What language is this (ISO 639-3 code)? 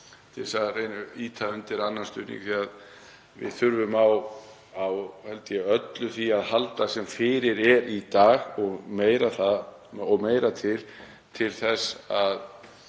isl